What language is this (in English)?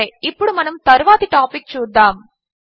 Telugu